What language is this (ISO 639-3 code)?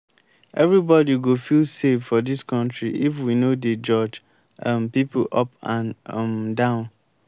pcm